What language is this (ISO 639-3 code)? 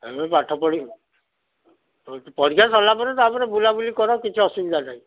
ori